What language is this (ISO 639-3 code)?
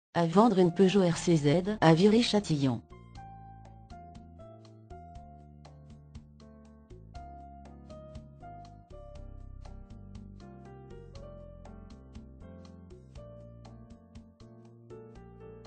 fra